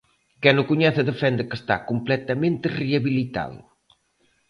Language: Galician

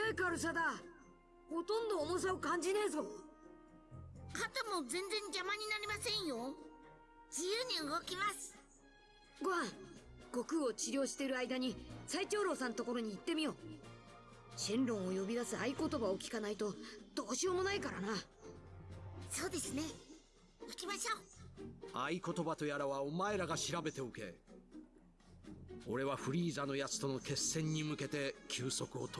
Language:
German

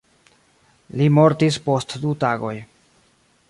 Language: Esperanto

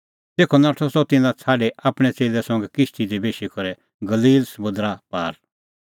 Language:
Kullu Pahari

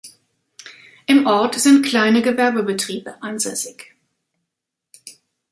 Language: German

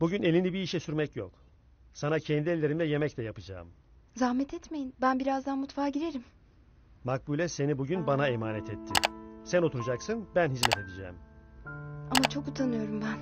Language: Turkish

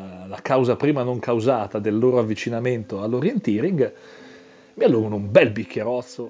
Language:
Italian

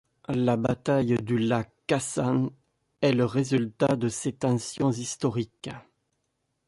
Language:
French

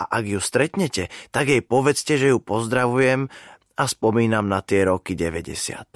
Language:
Slovak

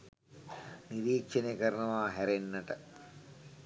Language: Sinhala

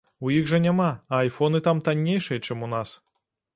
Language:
Belarusian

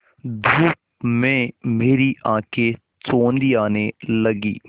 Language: Hindi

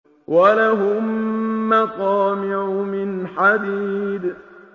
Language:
Arabic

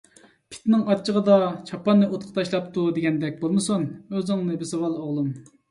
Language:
Uyghur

